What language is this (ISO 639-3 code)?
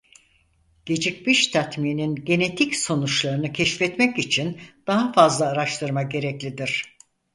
tur